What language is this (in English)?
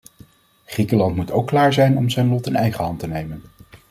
Dutch